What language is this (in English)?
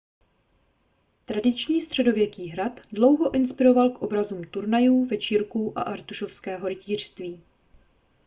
Czech